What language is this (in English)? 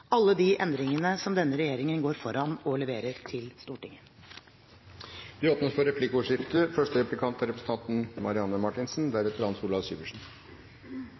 Norwegian Bokmål